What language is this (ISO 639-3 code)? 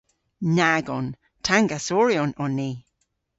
cor